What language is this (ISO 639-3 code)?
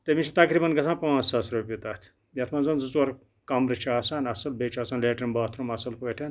kas